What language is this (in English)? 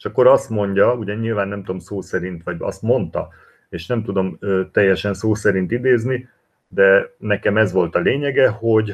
Hungarian